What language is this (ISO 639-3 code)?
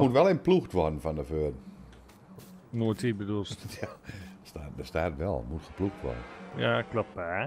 nld